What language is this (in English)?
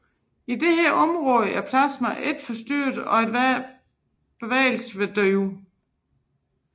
Danish